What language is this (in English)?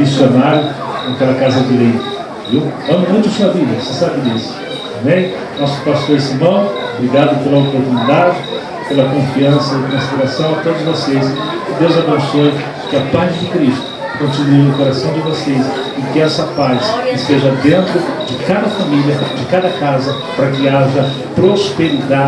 Portuguese